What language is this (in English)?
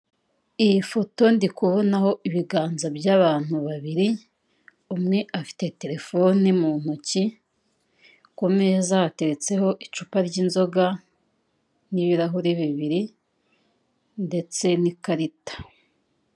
Kinyarwanda